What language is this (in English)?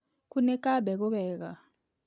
Kikuyu